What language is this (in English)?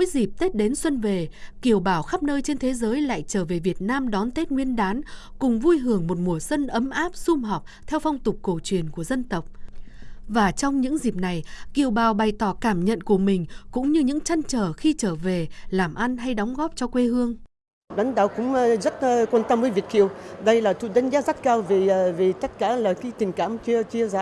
Vietnamese